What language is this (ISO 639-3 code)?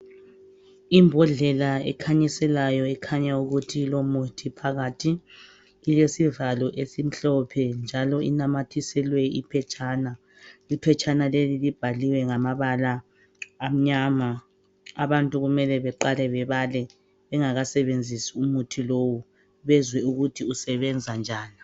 nde